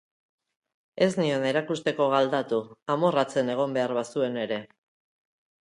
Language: Basque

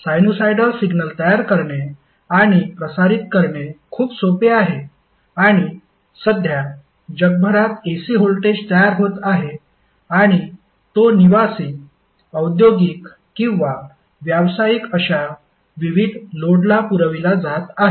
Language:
Marathi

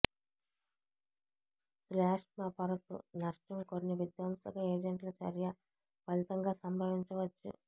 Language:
Telugu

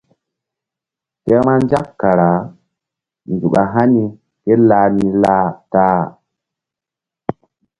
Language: Mbum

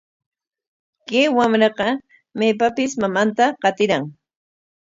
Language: Corongo Ancash Quechua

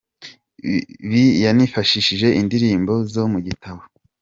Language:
Kinyarwanda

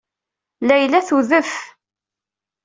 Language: Kabyle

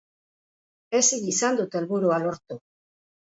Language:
Basque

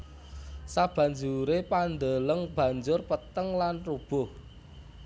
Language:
Javanese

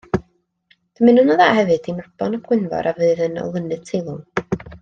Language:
Welsh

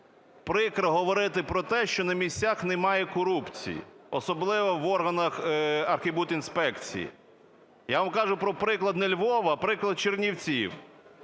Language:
Ukrainian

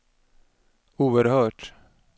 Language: Swedish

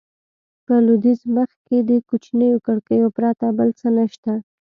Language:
Pashto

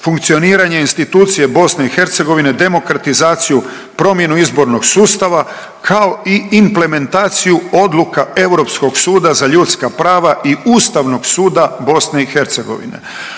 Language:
Croatian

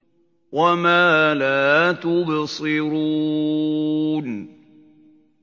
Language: Arabic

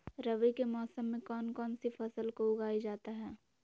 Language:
Magahi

